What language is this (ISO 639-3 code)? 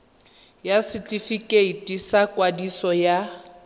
tsn